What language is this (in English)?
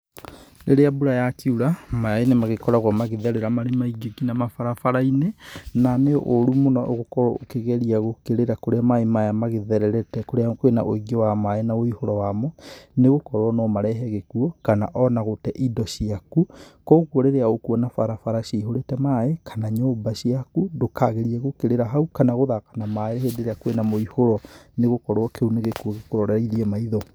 Kikuyu